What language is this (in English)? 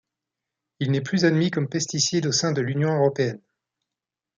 French